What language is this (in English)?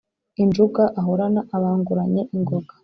Kinyarwanda